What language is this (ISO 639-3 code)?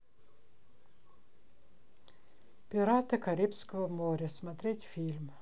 rus